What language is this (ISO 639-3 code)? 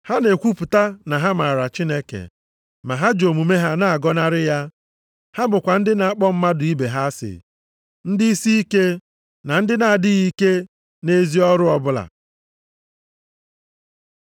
ibo